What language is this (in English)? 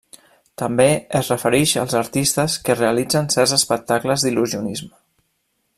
Catalan